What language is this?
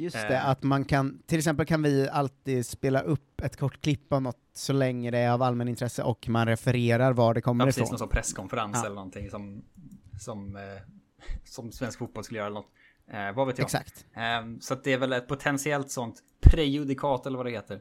Swedish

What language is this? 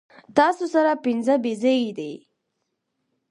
Pashto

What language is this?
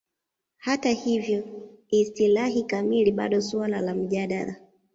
Swahili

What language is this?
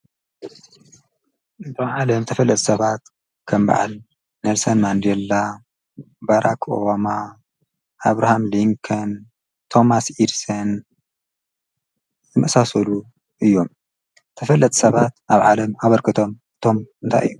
Tigrinya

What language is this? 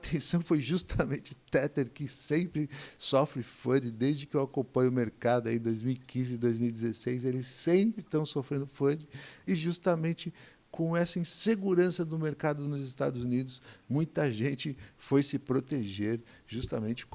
Portuguese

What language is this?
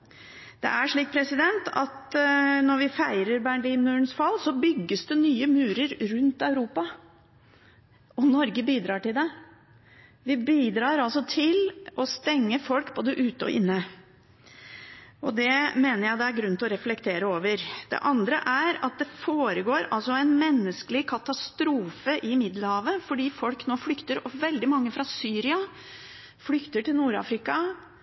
Norwegian Bokmål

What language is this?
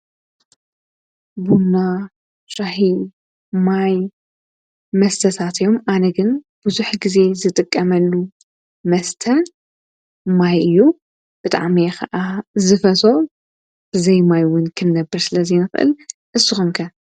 Tigrinya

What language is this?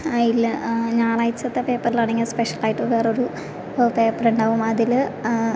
Malayalam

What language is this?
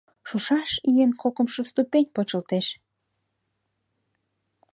Mari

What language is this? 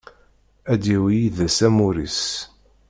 Kabyle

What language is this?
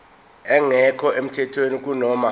Zulu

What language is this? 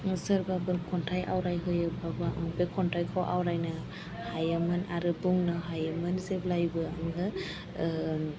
Bodo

